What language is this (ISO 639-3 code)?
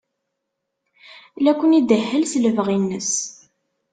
kab